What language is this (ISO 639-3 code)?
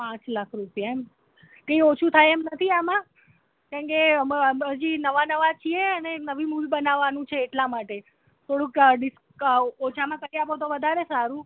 guj